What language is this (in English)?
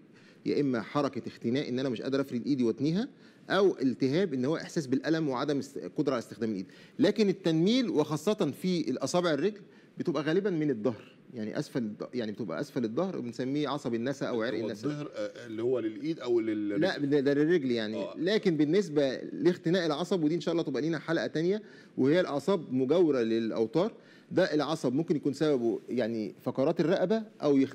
Arabic